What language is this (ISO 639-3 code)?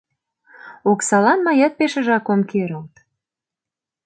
chm